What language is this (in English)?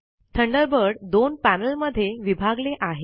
Marathi